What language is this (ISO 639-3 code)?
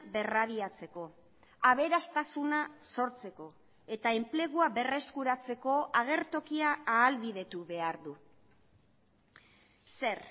eus